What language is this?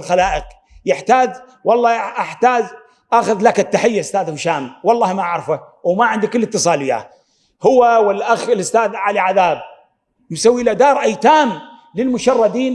Arabic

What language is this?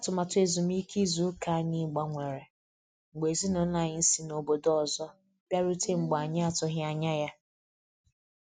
Igbo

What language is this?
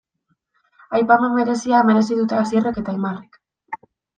Basque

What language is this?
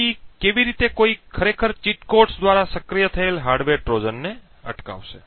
Gujarati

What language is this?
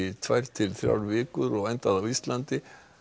Icelandic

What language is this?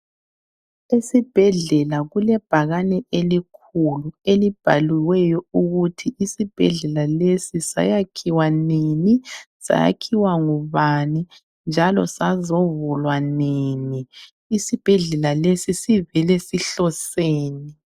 North Ndebele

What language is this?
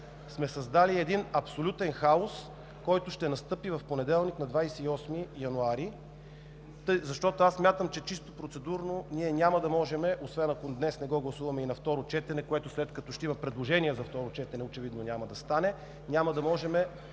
Bulgarian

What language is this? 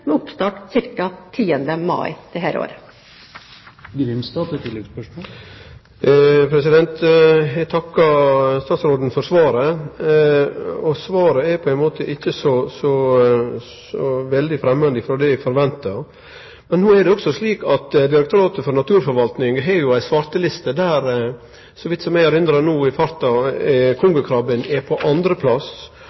Norwegian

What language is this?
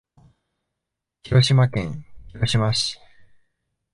Japanese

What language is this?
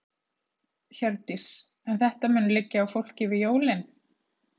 Icelandic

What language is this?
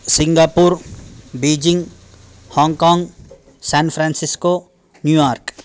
Sanskrit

